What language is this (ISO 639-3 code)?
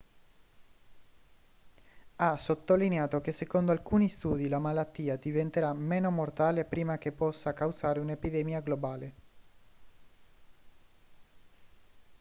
ita